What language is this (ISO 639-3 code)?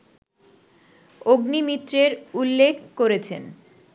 ben